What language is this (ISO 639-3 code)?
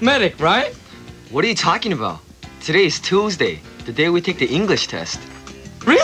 kor